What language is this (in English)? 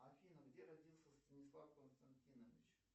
Russian